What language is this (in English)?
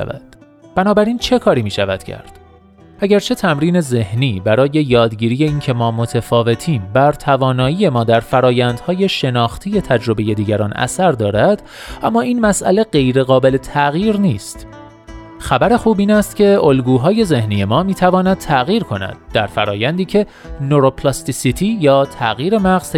Persian